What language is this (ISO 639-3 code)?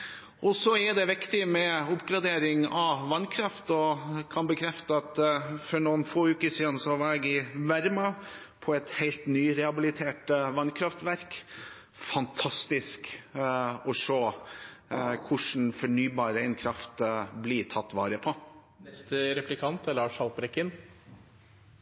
nob